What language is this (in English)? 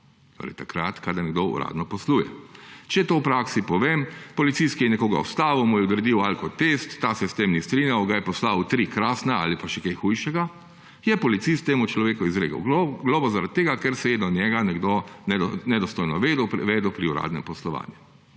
Slovenian